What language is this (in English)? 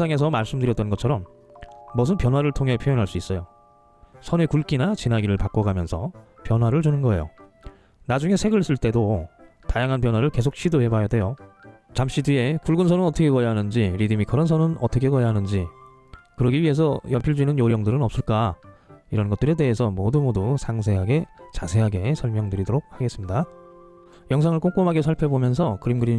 Korean